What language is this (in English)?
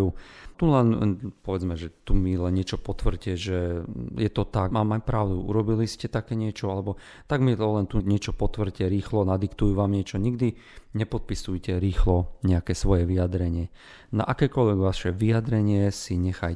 Slovak